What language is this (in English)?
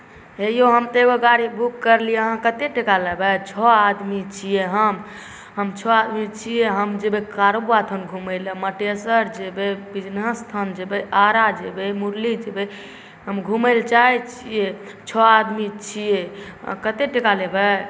Maithili